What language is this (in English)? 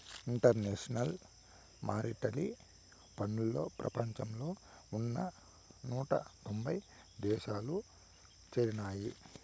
Telugu